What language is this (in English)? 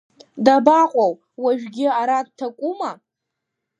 Abkhazian